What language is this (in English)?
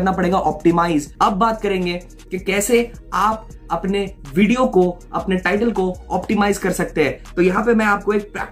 Hindi